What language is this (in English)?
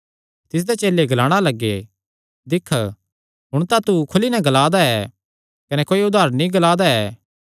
Kangri